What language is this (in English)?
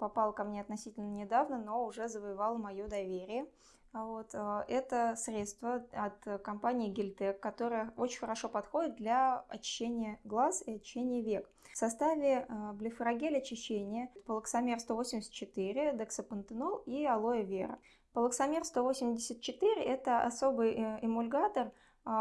Russian